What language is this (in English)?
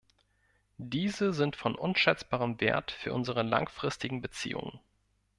German